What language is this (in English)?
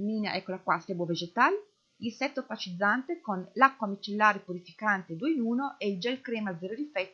Italian